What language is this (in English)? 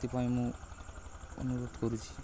Odia